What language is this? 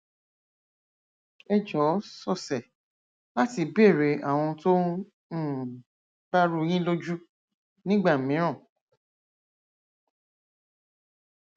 Yoruba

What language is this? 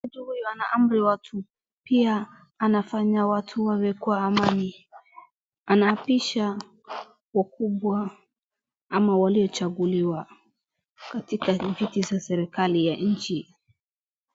Swahili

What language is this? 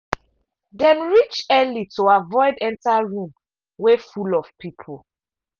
Nigerian Pidgin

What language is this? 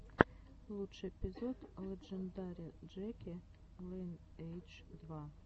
Russian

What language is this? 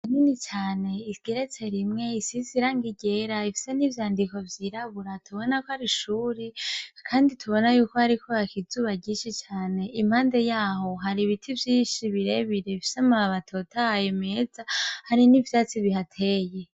Rundi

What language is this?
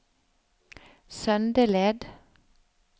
Norwegian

